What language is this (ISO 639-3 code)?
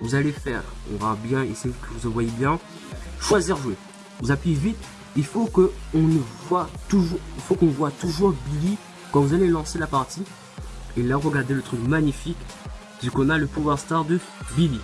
fra